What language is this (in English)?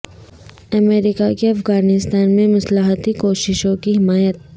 Urdu